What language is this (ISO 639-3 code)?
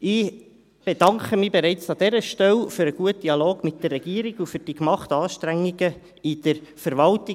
gsw